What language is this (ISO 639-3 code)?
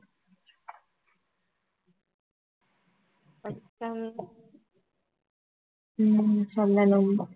tam